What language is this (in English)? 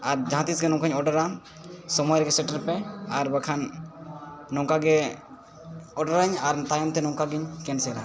Santali